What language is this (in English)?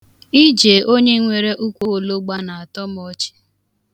Igbo